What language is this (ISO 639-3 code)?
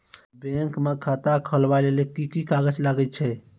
mai